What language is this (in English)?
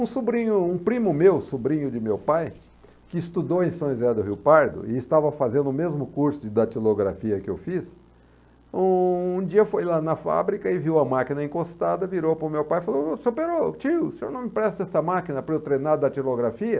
Portuguese